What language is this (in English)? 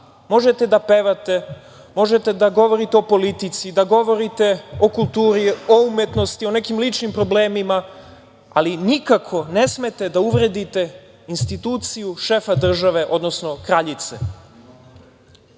Serbian